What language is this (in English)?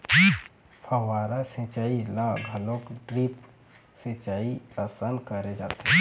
Chhattisgarhi